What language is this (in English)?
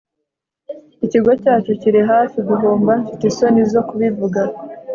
Kinyarwanda